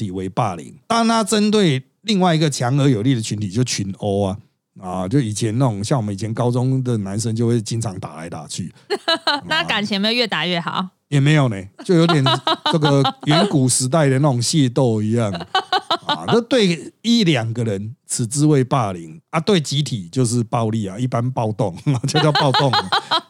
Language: Chinese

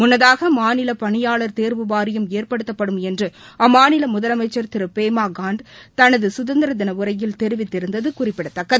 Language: Tamil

